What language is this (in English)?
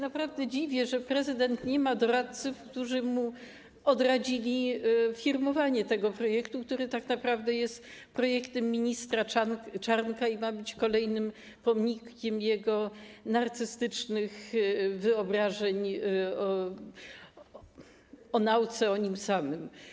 Polish